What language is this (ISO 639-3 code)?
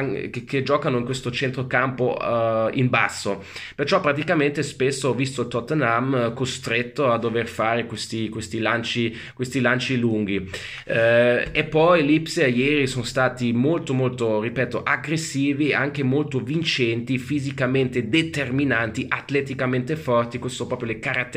ita